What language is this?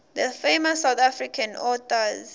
Swati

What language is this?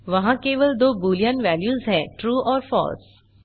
Hindi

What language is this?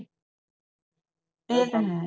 Punjabi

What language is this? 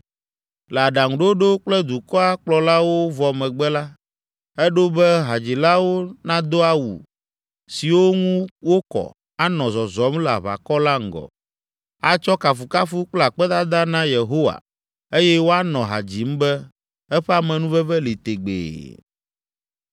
Ewe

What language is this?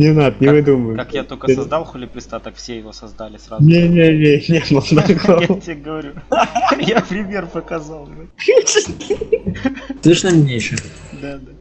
Russian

